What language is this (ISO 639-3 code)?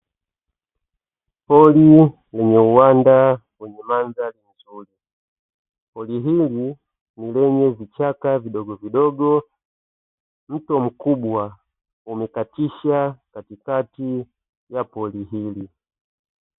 swa